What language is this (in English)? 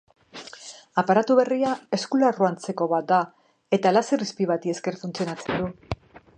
Basque